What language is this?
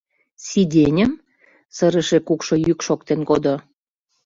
Mari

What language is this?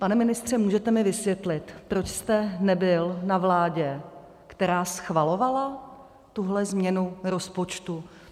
Czech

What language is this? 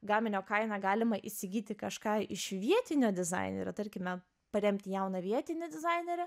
Lithuanian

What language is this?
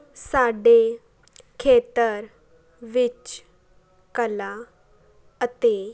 Punjabi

